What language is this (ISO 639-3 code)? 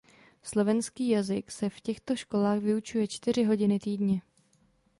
ces